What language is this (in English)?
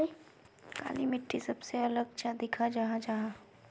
Magahi